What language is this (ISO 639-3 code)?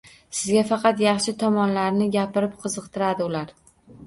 uzb